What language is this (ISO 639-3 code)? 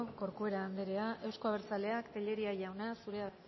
eus